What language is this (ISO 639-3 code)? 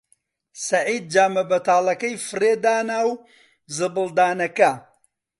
ckb